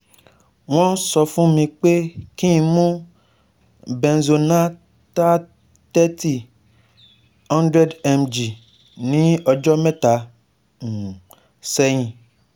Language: Yoruba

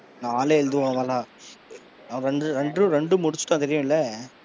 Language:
Tamil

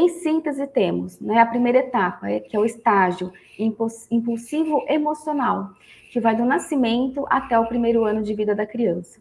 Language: Portuguese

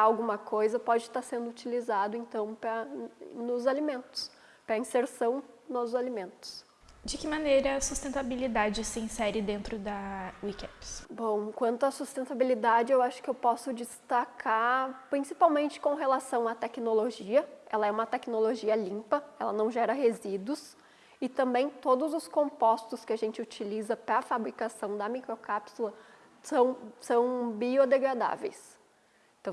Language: Portuguese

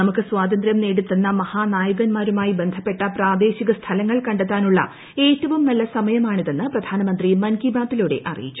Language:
Malayalam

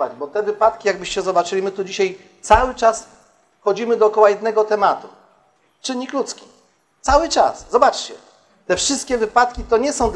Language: Polish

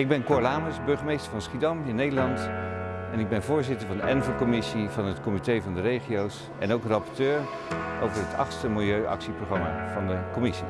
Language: Dutch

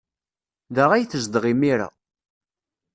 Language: Kabyle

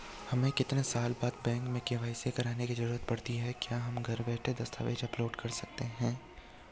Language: Hindi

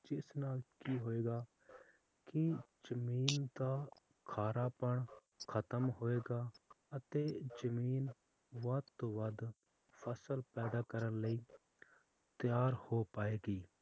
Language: Punjabi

